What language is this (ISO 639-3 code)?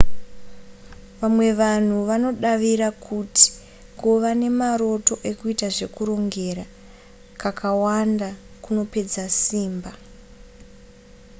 sna